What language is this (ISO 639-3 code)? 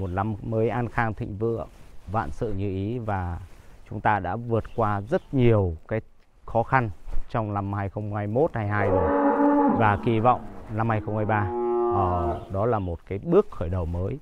vie